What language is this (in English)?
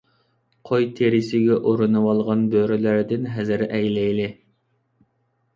Uyghur